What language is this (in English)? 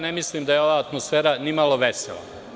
Serbian